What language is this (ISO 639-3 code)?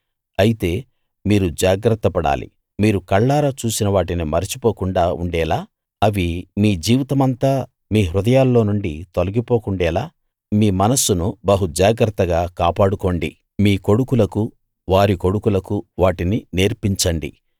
tel